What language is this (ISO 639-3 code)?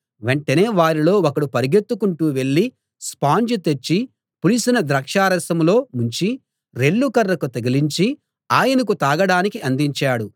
tel